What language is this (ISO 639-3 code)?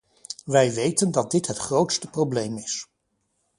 nld